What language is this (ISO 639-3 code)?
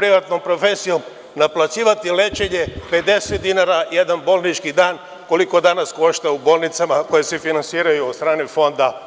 srp